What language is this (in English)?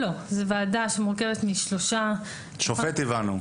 Hebrew